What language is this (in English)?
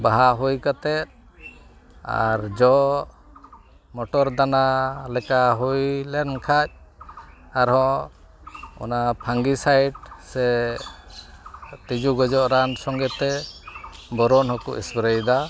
Santali